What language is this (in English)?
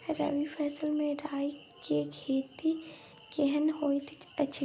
Maithili